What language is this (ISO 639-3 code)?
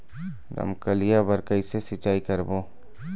hne